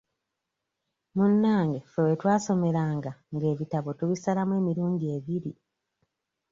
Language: Ganda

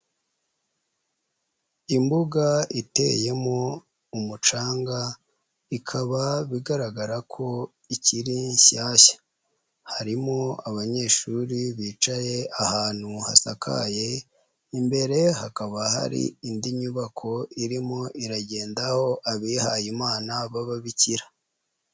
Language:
Kinyarwanda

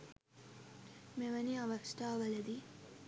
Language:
Sinhala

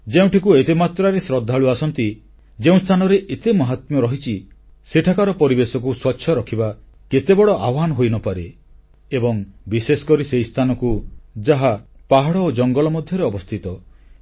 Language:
Odia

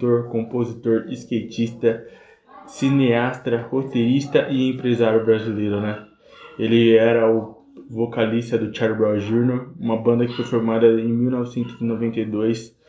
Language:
Portuguese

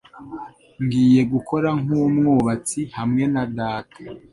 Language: Kinyarwanda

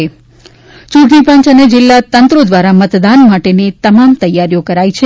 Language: Gujarati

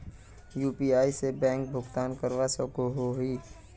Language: Magahi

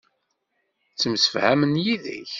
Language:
Kabyle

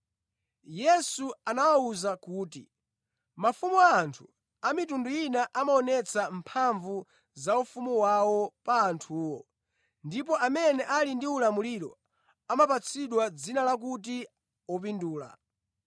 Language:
Nyanja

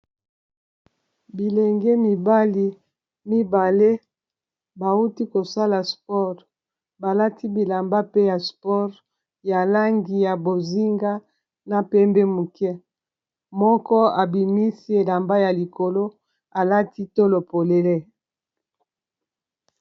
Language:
Lingala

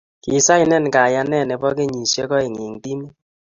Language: Kalenjin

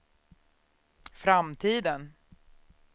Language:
Swedish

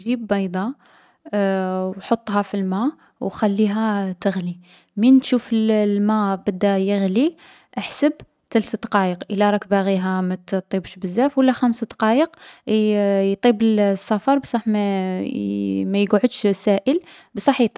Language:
Algerian Arabic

